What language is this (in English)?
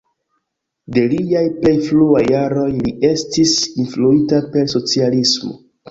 Esperanto